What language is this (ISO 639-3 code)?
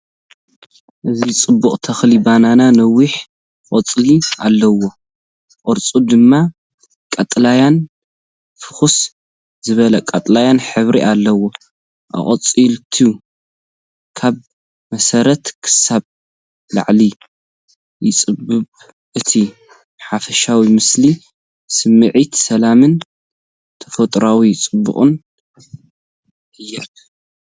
tir